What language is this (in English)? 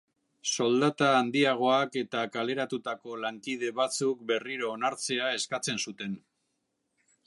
Basque